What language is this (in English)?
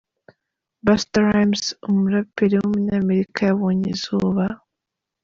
Kinyarwanda